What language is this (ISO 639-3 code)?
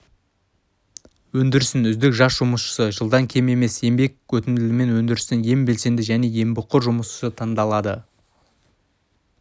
kaz